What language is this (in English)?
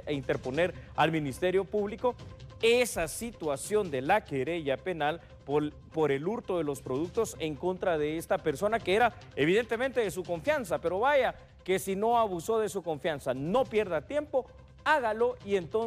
Spanish